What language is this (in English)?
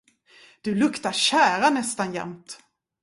Swedish